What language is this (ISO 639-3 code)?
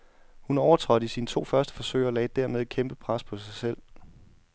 dan